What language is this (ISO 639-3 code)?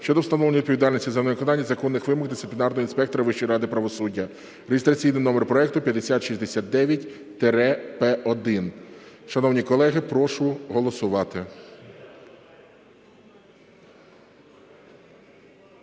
ukr